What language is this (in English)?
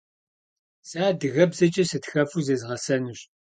Kabardian